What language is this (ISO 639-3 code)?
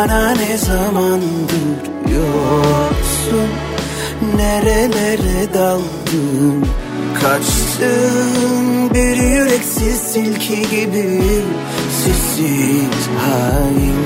tur